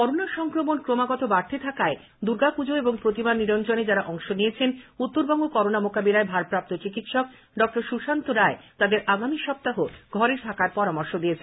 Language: Bangla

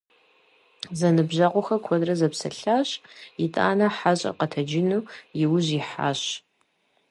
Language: Kabardian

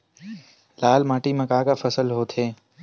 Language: Chhattisgarhi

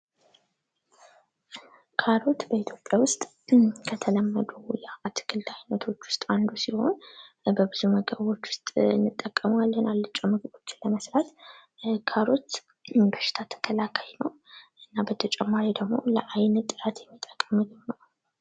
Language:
Amharic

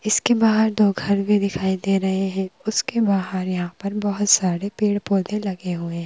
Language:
Hindi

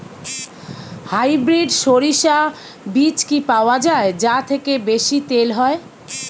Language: Bangla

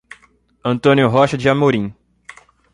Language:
Portuguese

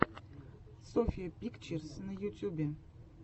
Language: Russian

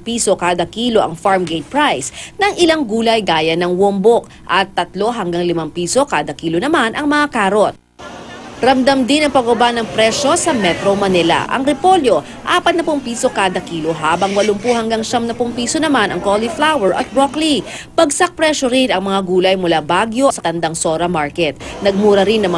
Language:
Filipino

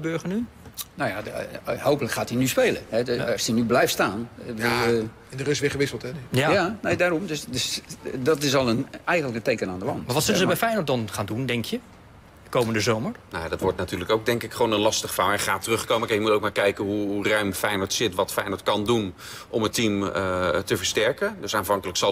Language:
Dutch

